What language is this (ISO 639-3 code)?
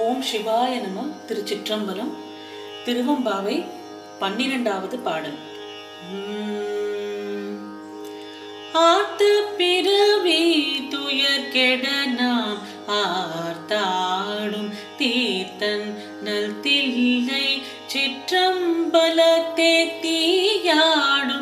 tam